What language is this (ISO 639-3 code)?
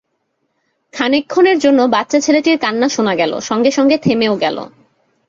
ben